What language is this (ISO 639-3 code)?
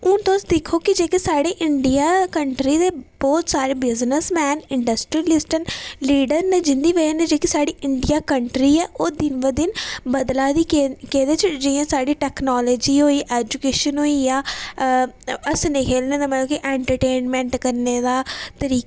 doi